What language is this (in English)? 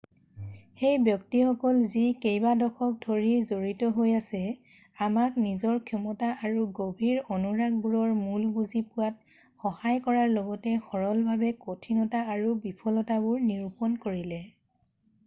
Assamese